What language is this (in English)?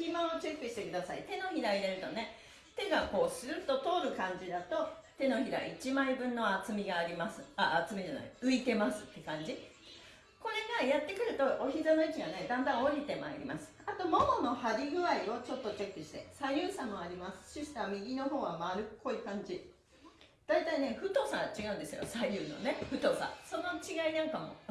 Japanese